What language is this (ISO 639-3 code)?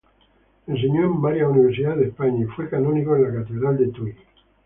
spa